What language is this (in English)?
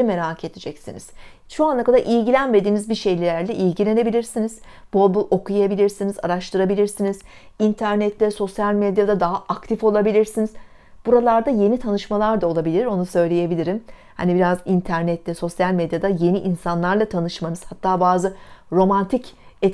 Turkish